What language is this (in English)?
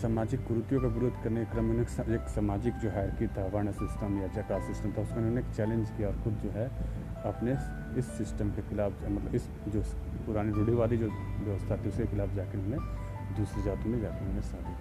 Hindi